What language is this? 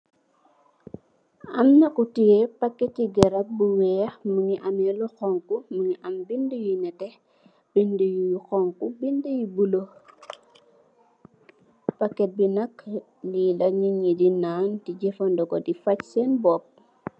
Wolof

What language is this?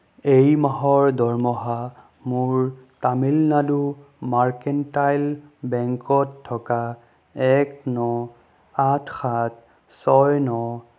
Assamese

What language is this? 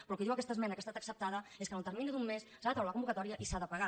Catalan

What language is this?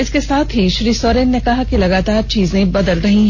Hindi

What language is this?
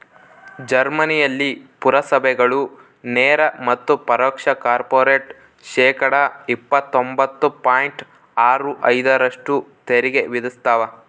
Kannada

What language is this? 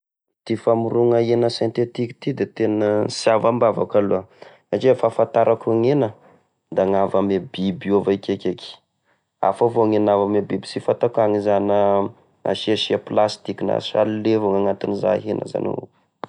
Tesaka Malagasy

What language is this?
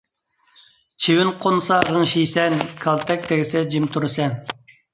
Uyghur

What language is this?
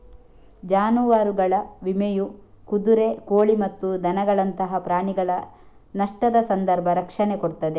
Kannada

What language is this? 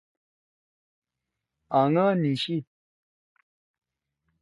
Torwali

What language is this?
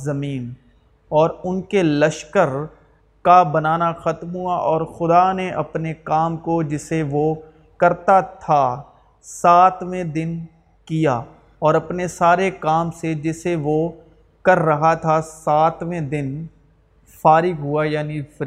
Urdu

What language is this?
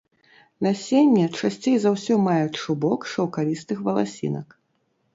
Belarusian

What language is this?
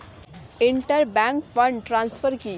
Bangla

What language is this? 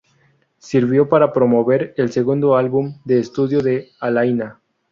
Spanish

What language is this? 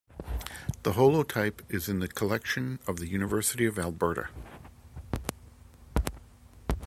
English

